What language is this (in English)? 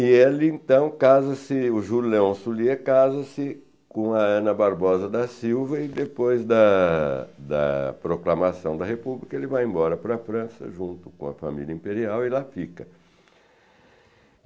Portuguese